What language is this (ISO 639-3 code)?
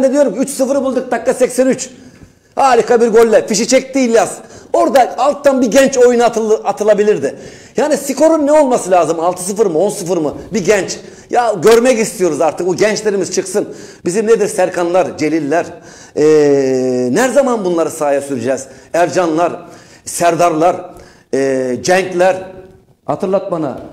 tur